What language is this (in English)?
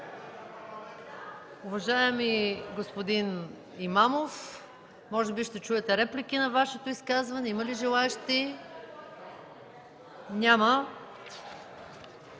Bulgarian